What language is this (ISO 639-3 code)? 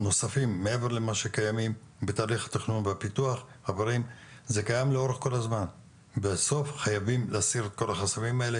heb